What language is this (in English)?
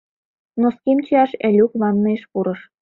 Mari